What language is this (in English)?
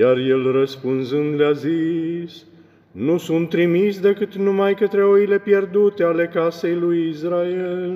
Romanian